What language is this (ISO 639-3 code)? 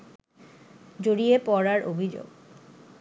ben